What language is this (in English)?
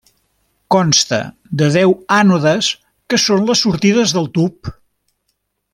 Catalan